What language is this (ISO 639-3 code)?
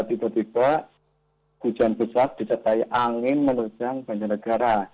ind